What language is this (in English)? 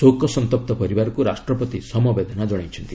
Odia